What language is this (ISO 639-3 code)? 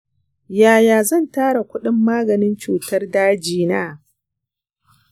hau